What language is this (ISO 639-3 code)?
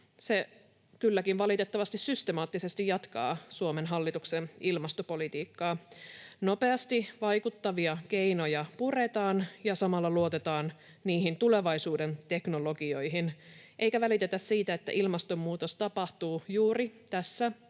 fin